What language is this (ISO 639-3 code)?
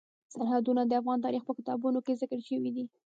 pus